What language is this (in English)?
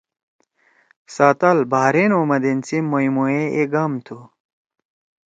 Torwali